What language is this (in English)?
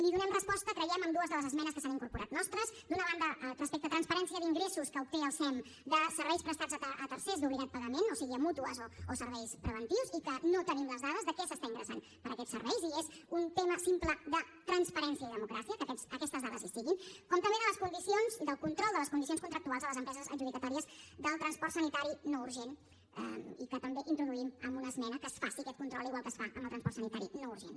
Catalan